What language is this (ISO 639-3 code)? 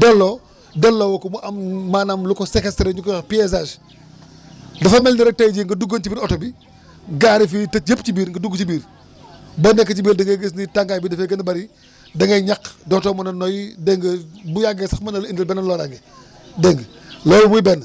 wol